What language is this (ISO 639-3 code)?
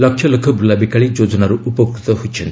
ori